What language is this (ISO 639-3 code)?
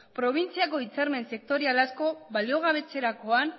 eus